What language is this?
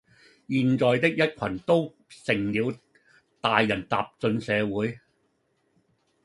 Cantonese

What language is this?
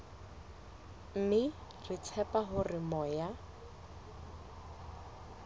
Southern Sotho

